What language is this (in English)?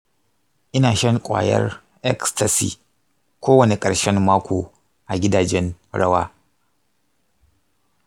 Hausa